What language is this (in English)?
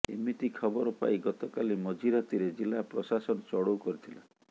Odia